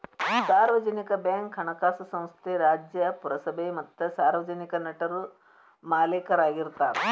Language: Kannada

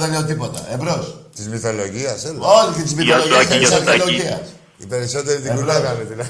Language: Greek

